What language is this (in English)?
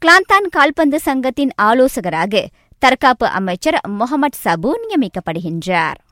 Tamil